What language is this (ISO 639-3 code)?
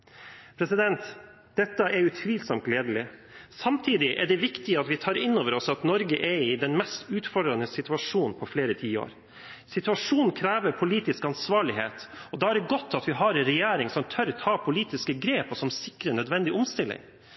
nob